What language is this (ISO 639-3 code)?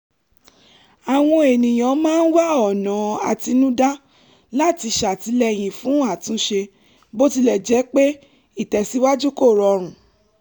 yor